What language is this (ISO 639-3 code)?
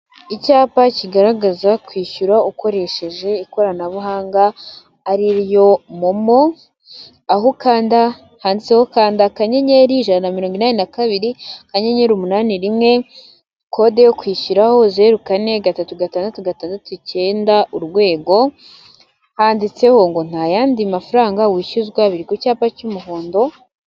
kin